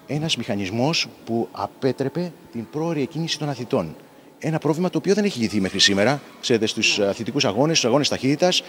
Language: Greek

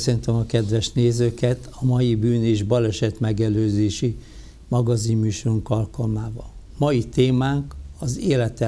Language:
Hungarian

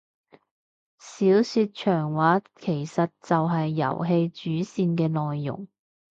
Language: Cantonese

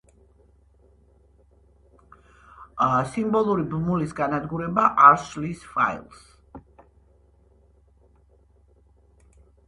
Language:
Georgian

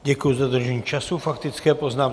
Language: Czech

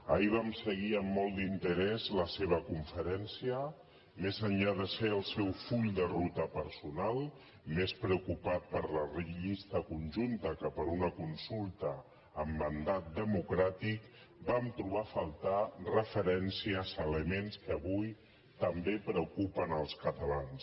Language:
Catalan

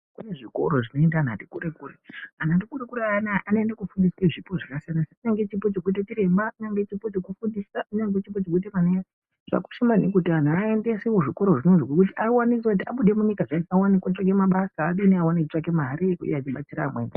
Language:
Ndau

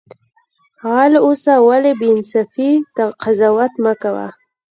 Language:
Pashto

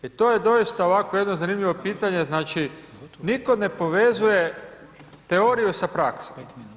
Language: Croatian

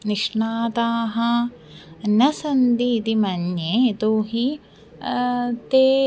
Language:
Sanskrit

